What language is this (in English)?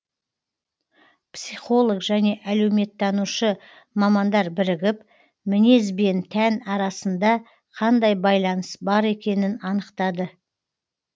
Kazakh